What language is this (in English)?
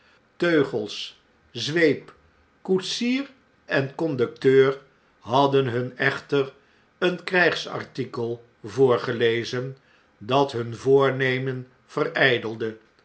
Dutch